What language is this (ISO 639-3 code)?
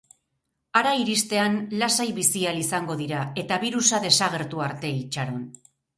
eus